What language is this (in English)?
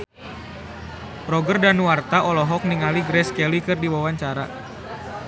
Sundanese